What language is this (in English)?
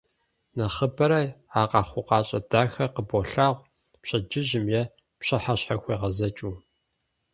Kabardian